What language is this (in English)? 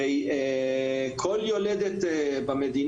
Hebrew